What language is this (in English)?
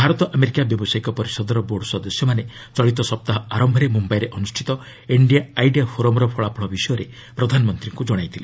Odia